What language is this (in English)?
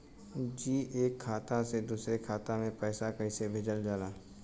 Bhojpuri